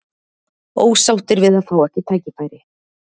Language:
Icelandic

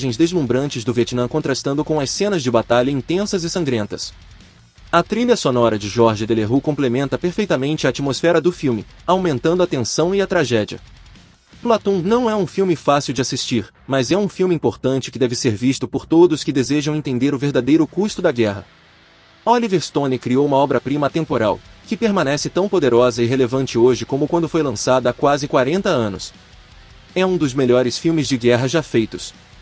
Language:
Portuguese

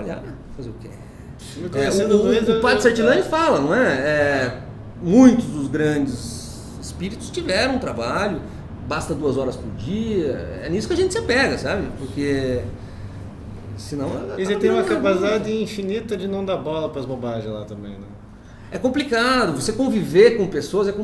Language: Portuguese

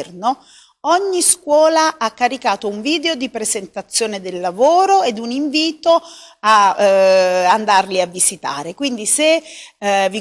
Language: Italian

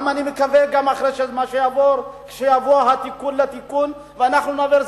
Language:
Hebrew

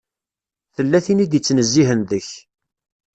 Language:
Kabyle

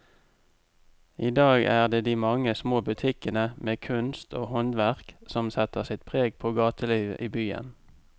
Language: Norwegian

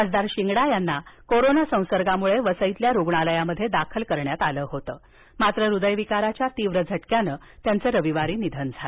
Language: Marathi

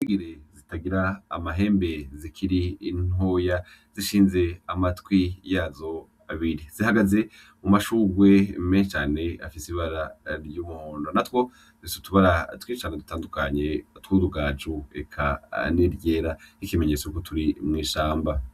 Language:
Rundi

